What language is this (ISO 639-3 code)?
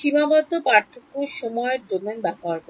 ben